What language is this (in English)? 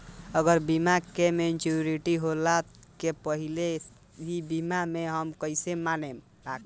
Bhojpuri